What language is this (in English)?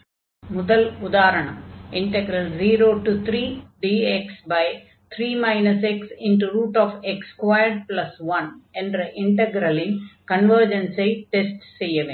Tamil